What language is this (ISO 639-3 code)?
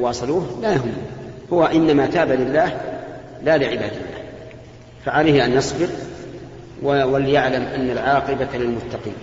ara